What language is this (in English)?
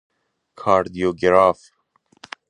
Persian